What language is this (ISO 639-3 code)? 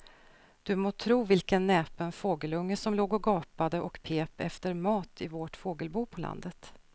swe